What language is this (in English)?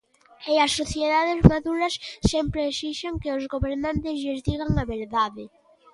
Galician